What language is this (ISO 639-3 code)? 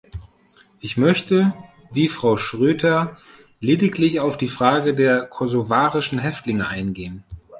deu